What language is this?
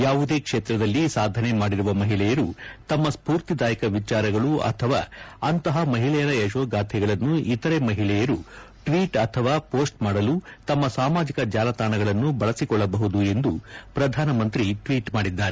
Kannada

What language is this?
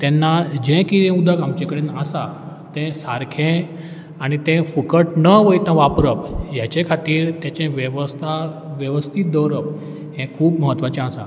Konkani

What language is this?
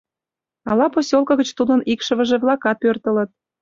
Mari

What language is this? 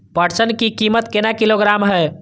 Maithili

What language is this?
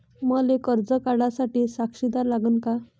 Marathi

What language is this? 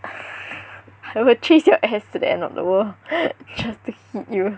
English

